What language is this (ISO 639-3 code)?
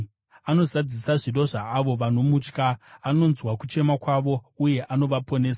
sna